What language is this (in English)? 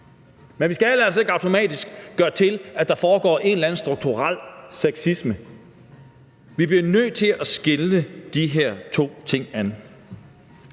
Danish